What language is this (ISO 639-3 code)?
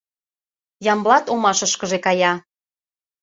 chm